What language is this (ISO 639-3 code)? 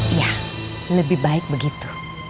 ind